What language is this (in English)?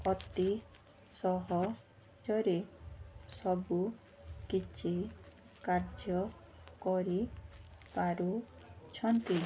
Odia